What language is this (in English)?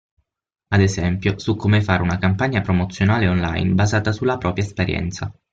Italian